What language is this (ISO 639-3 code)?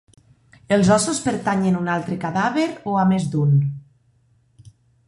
cat